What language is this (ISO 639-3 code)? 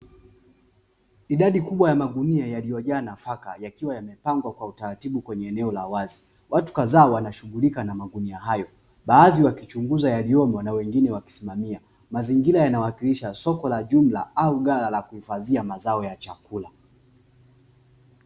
swa